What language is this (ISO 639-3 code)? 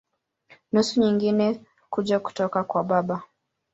swa